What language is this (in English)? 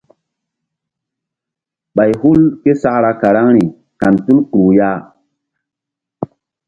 Mbum